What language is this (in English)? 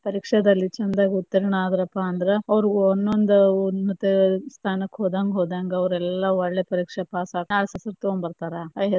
Kannada